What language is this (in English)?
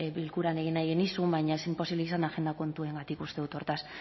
Basque